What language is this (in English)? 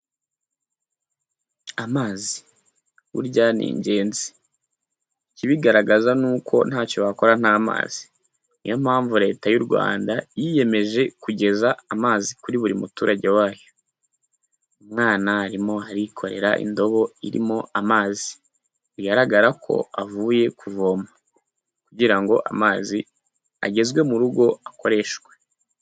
Kinyarwanda